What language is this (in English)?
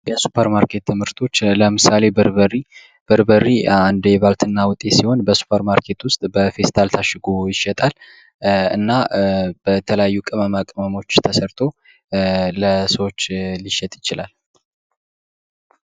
Amharic